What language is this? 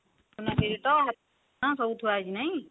Odia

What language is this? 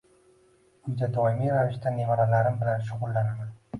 Uzbek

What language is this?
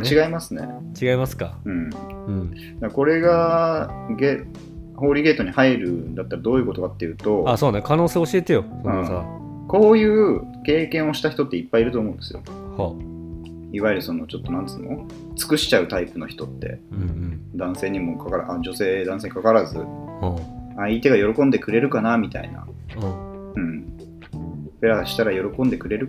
Japanese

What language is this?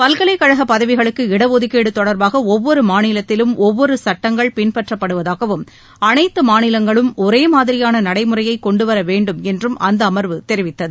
Tamil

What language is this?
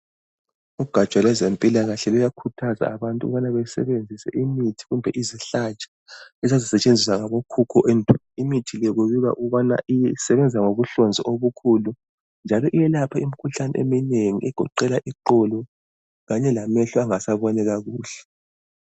North Ndebele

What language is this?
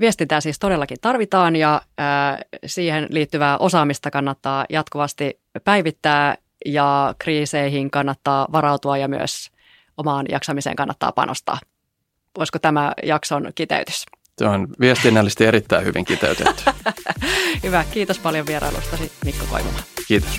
Finnish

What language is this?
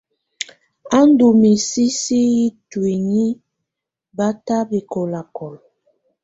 Tunen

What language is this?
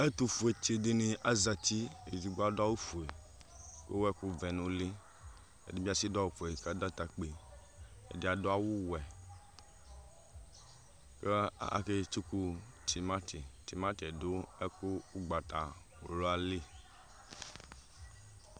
Ikposo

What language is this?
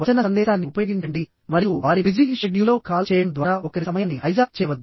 Telugu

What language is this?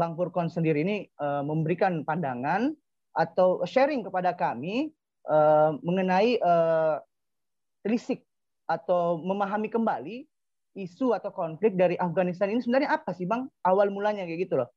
Indonesian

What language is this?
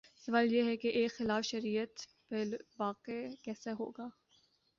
Urdu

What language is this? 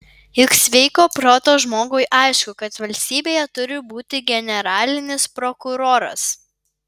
Lithuanian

